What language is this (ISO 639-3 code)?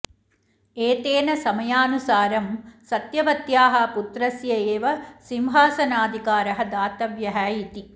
san